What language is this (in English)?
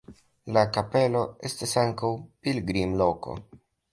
Esperanto